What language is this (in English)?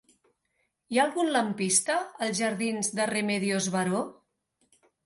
Catalan